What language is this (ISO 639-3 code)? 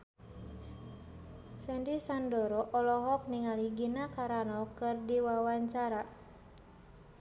sun